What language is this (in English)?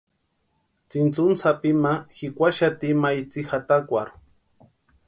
Western Highland Purepecha